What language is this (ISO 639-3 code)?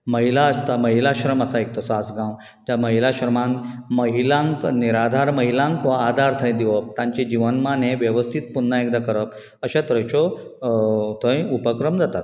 kok